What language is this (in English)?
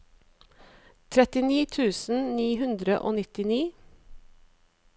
Norwegian